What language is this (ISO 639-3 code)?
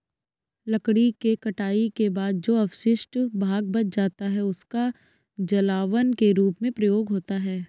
hin